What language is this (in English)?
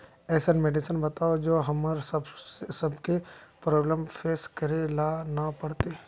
Magahi